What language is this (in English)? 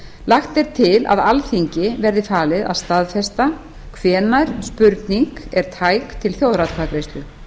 Icelandic